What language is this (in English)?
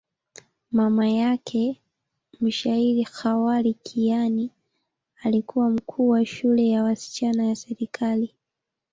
Swahili